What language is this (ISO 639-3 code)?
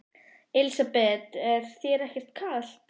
isl